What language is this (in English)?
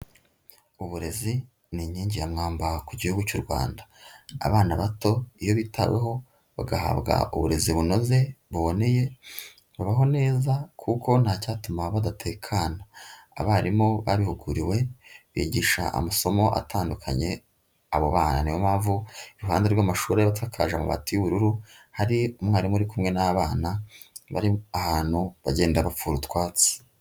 Kinyarwanda